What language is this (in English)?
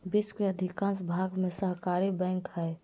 Magahi